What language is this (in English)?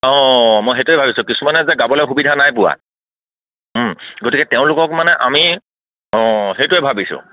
Assamese